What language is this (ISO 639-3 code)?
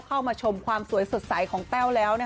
tha